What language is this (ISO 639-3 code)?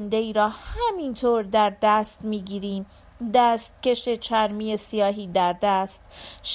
fas